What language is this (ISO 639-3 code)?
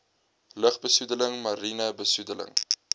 afr